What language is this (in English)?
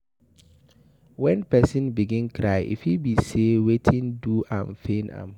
Nigerian Pidgin